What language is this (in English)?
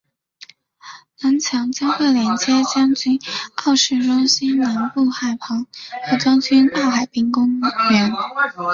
Chinese